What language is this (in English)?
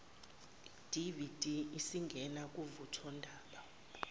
Zulu